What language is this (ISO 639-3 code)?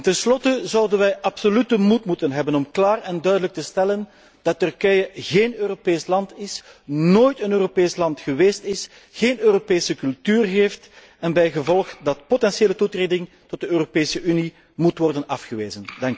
nld